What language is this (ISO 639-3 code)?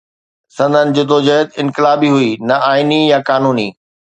snd